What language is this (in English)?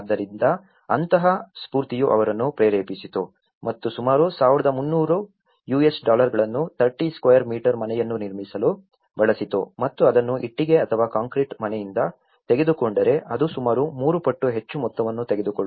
Kannada